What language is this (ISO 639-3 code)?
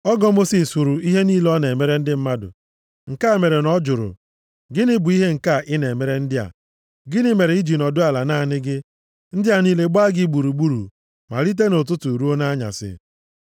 ibo